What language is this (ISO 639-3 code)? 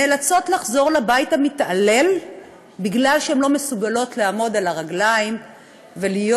heb